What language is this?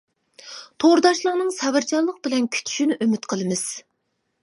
Uyghur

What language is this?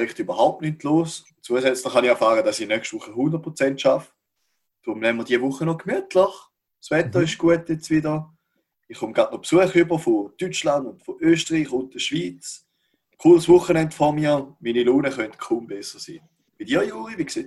German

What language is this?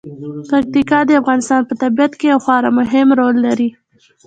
Pashto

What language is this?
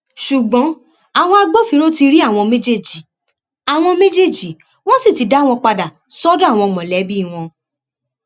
Yoruba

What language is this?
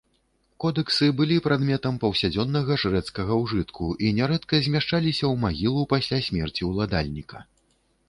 Belarusian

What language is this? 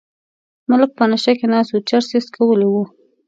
Pashto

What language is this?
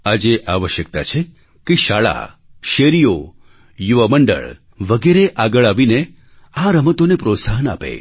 Gujarati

